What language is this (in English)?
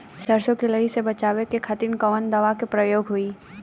Bhojpuri